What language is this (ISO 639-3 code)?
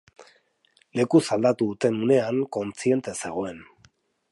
eus